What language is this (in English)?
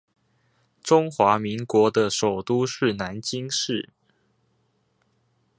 Chinese